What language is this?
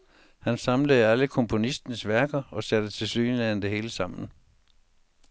Danish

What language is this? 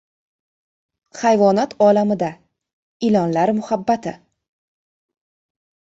Uzbek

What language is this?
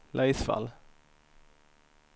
Swedish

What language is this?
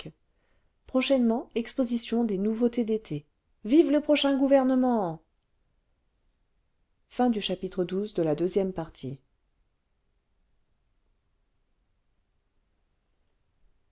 French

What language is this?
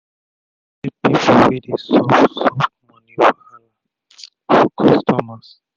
Nigerian Pidgin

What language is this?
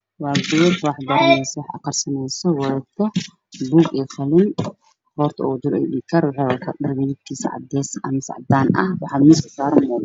Somali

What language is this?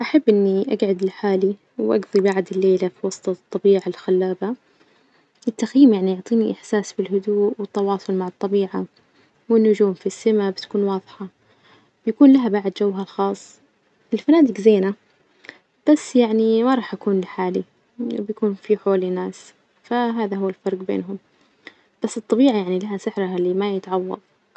Najdi Arabic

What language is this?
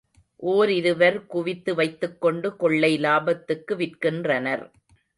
Tamil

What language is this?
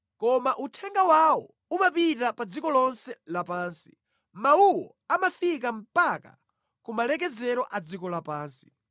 Nyanja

